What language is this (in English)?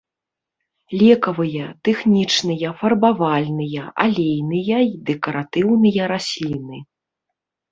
Belarusian